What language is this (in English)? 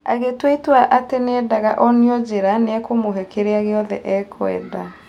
Kikuyu